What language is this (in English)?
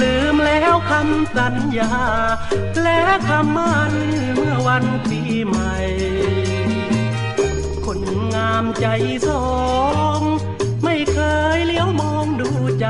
Thai